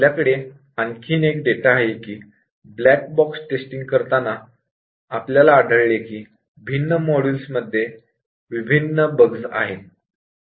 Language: Marathi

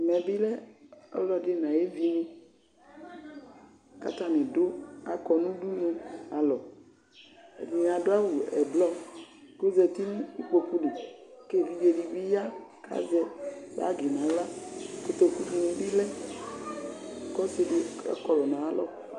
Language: Ikposo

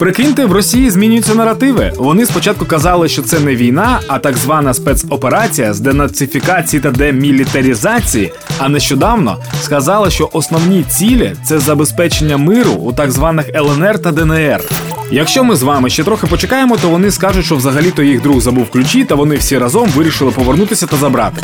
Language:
Ukrainian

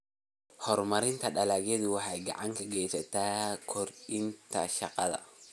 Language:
Somali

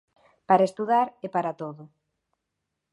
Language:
Galician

